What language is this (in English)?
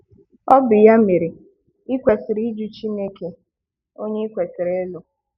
Igbo